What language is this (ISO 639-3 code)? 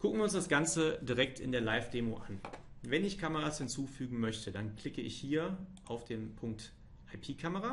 deu